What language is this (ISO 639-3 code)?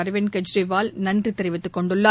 tam